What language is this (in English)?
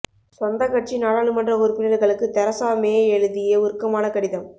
Tamil